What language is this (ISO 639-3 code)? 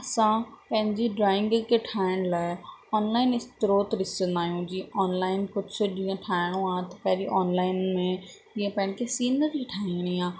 snd